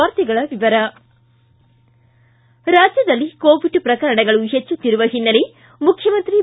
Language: Kannada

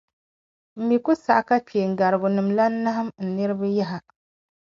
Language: Dagbani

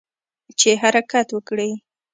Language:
Pashto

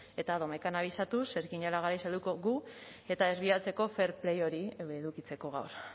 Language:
Basque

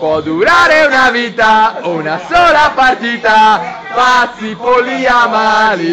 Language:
Italian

